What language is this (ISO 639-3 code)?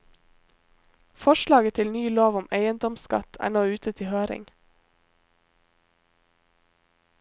nor